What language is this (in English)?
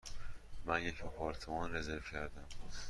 Persian